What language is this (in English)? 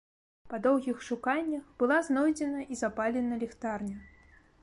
Belarusian